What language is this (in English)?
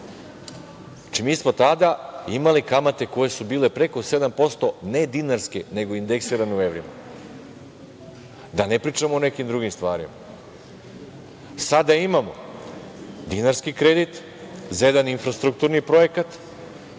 Serbian